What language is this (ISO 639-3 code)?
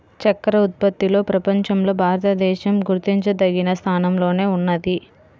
tel